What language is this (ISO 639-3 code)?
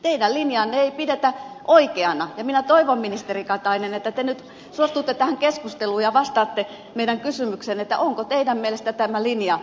fin